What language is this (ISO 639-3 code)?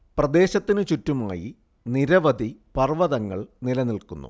mal